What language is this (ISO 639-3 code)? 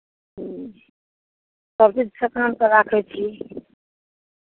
mai